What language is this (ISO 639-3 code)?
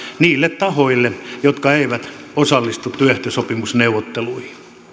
fin